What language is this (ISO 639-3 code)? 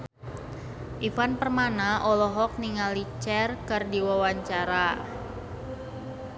sun